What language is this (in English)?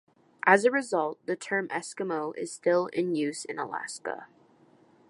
English